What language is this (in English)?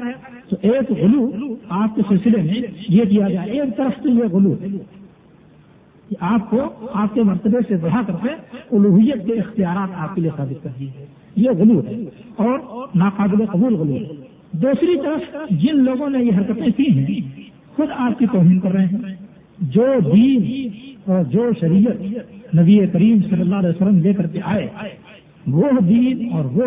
Urdu